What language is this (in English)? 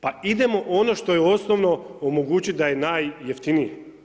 Croatian